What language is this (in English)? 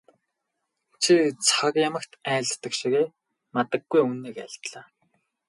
Mongolian